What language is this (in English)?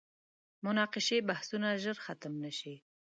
Pashto